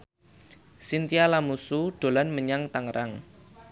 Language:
Javanese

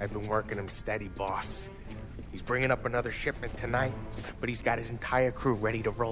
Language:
Polish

